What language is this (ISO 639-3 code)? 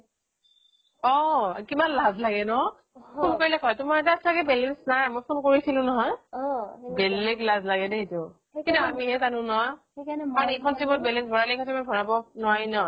asm